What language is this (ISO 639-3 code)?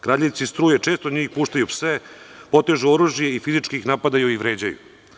srp